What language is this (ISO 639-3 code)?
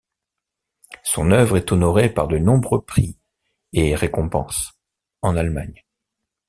fra